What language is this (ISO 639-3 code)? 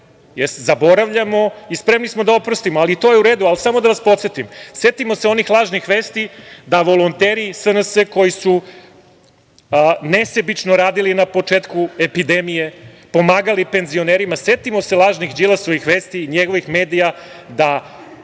srp